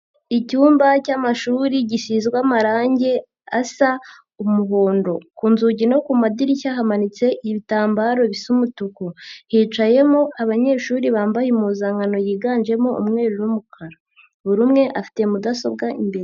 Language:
Kinyarwanda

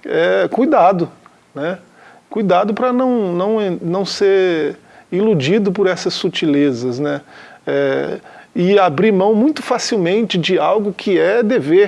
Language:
Portuguese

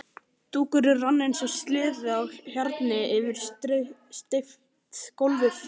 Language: Icelandic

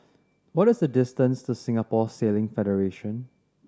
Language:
English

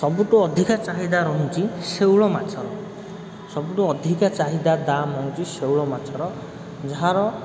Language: Odia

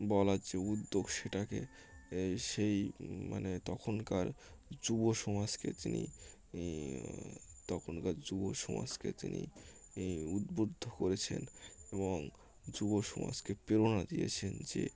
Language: Bangla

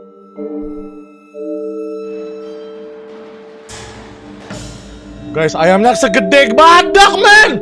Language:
Indonesian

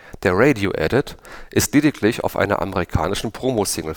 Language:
German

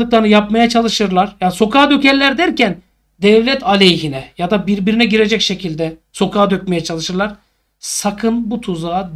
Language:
Turkish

